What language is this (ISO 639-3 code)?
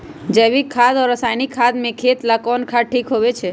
mag